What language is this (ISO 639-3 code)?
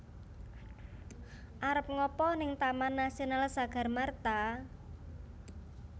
jav